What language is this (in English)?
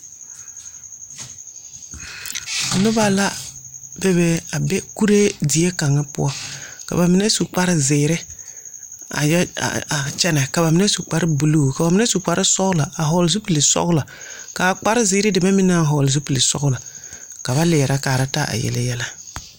Southern Dagaare